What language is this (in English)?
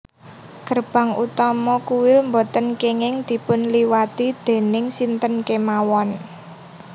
Javanese